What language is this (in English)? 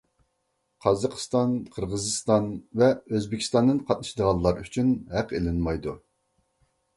Uyghur